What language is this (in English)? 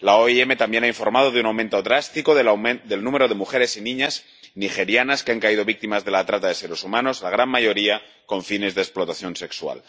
Spanish